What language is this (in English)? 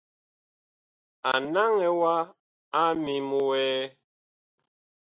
Bakoko